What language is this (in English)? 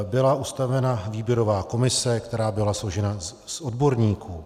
Czech